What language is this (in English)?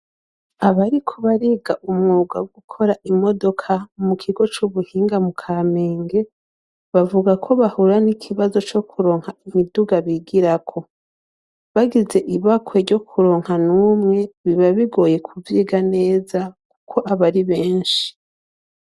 Rundi